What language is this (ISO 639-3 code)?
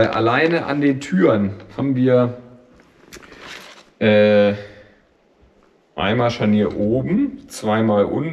deu